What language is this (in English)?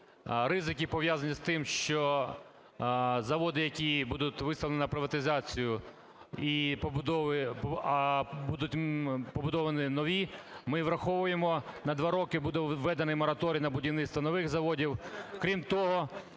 Ukrainian